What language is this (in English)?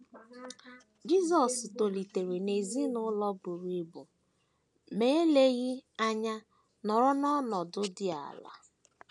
Igbo